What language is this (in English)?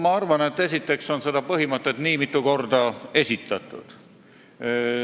Estonian